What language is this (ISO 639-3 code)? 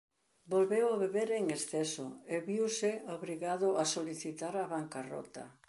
glg